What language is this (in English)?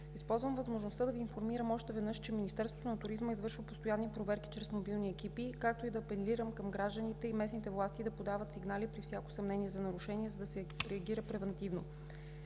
Bulgarian